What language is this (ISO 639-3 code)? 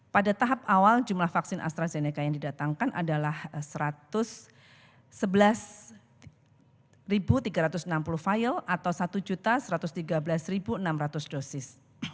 ind